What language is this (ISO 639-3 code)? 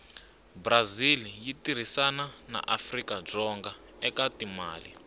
tso